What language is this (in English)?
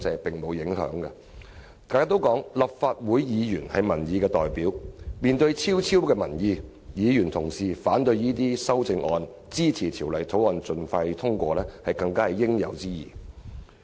Cantonese